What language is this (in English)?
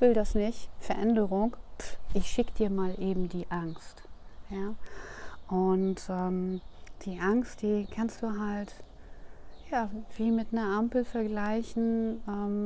German